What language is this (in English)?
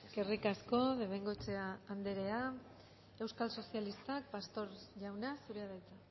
Basque